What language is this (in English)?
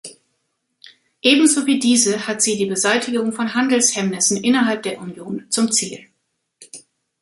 German